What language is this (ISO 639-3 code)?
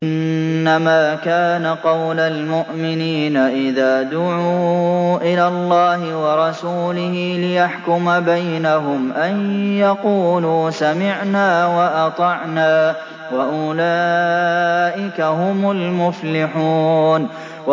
ara